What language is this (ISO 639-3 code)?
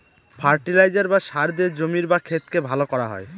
ben